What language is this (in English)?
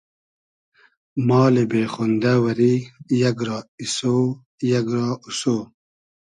Hazaragi